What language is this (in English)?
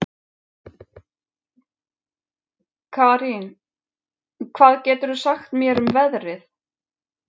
Icelandic